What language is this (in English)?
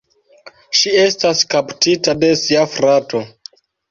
Esperanto